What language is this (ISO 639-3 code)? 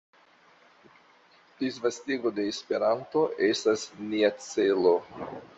epo